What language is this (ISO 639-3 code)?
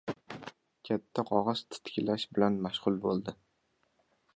uzb